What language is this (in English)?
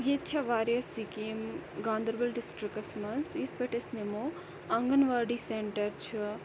Kashmiri